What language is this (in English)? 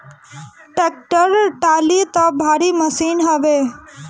Bhojpuri